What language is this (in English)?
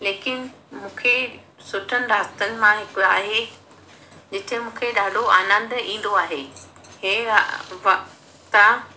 Sindhi